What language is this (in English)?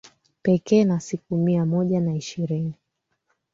Swahili